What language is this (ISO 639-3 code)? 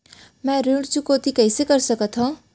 hne